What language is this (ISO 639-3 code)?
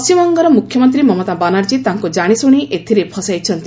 ori